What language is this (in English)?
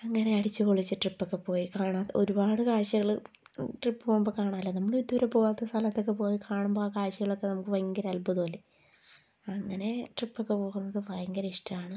Malayalam